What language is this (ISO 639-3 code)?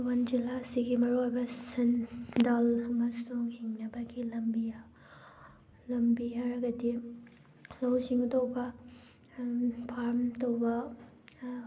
mni